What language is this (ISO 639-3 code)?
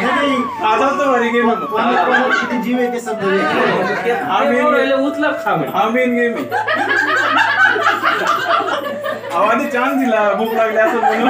ara